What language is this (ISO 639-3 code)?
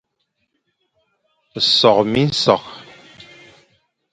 fan